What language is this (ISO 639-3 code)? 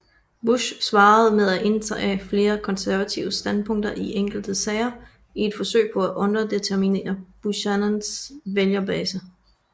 dan